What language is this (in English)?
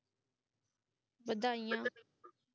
Punjabi